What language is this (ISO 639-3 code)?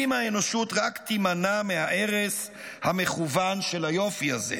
heb